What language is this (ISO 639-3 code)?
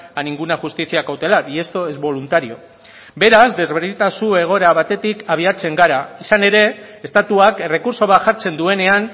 eus